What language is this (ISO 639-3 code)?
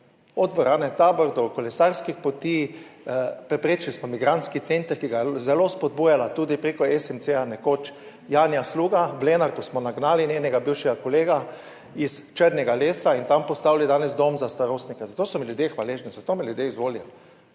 slv